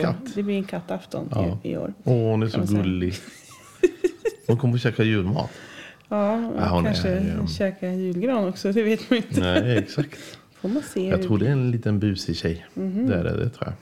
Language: Swedish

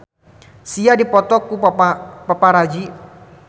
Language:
Sundanese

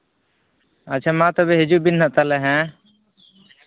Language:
Santali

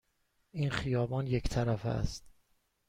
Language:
Persian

